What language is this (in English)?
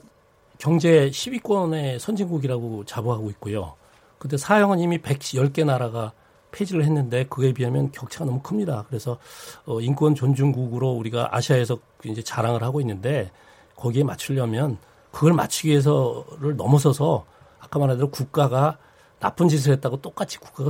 Korean